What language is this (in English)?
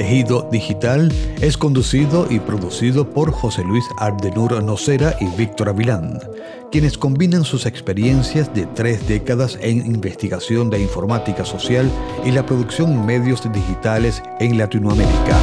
Spanish